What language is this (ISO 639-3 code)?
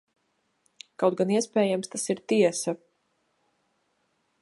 lav